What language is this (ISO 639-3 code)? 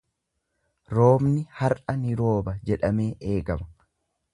orm